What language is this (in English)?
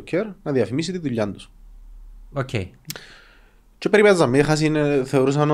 Greek